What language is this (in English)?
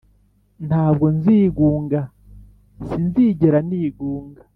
Kinyarwanda